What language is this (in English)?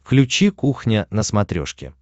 Russian